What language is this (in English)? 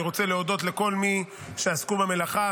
Hebrew